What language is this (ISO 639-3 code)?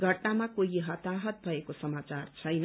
nep